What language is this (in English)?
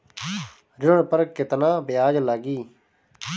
Bhojpuri